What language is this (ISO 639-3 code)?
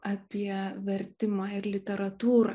lit